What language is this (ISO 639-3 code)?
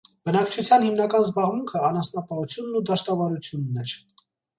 hye